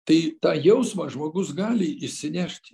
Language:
Lithuanian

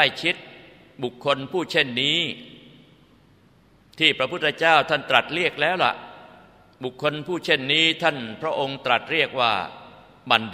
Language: Thai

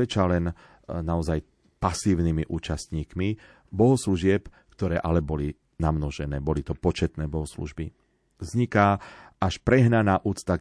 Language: Slovak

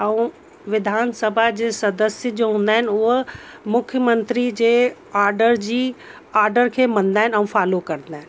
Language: Sindhi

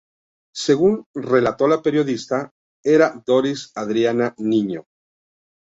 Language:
Spanish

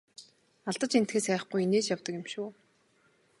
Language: Mongolian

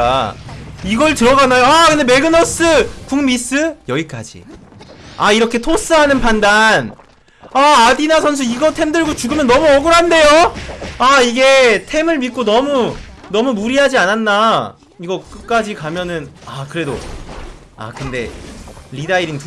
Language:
Korean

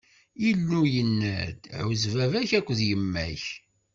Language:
Kabyle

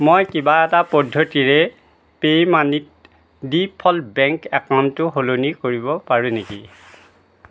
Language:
Assamese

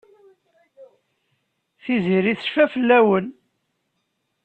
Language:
Kabyle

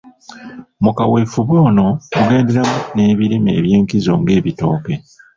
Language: Ganda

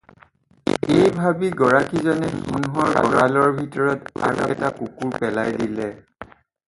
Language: Assamese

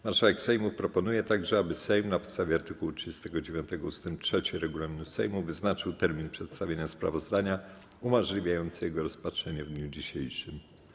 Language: Polish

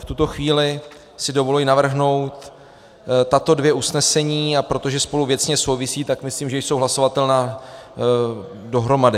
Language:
Czech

